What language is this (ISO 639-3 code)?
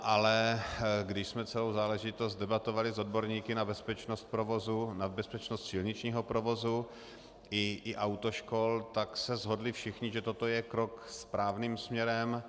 ces